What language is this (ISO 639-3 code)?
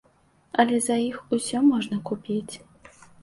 bel